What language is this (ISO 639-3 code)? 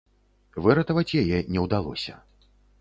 bel